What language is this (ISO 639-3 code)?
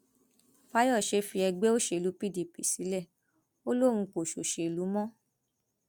yor